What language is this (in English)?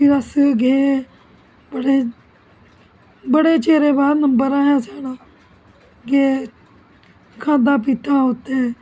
Dogri